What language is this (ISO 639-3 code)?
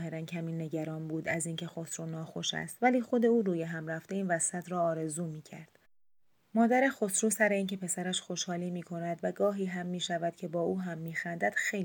fas